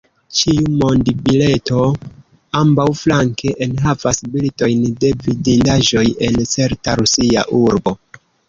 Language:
Esperanto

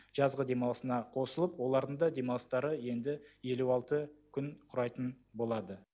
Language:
Kazakh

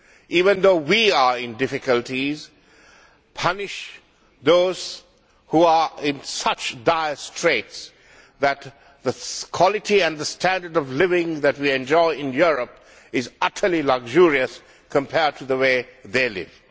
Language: English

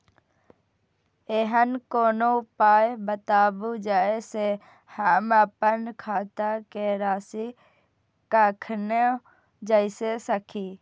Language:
Maithili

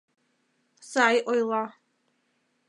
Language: Mari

